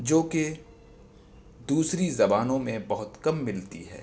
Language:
Urdu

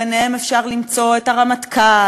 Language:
Hebrew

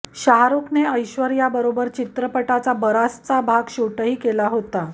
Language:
Marathi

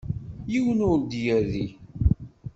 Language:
Kabyle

